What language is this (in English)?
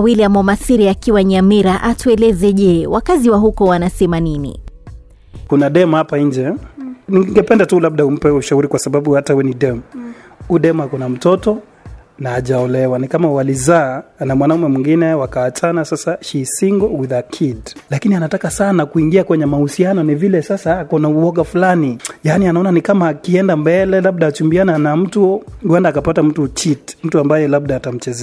Swahili